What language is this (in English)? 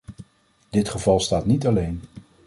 Dutch